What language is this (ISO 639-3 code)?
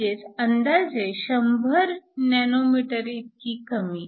mar